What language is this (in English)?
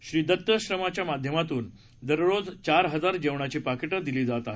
Marathi